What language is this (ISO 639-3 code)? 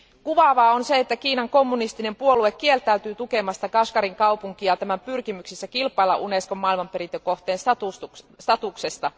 fin